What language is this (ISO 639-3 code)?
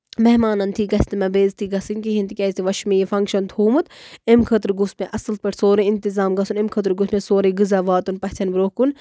kas